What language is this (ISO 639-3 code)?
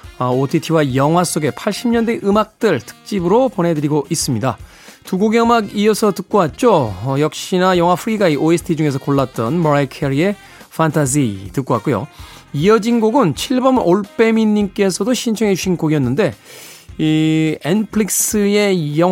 kor